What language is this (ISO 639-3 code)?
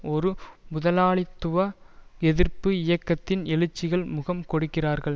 tam